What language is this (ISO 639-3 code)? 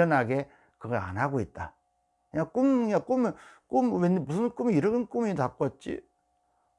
kor